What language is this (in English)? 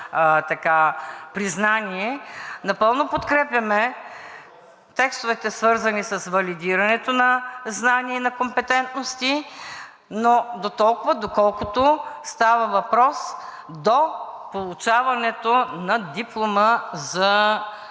Bulgarian